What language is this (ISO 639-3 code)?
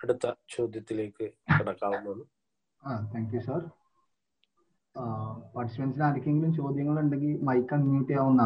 mal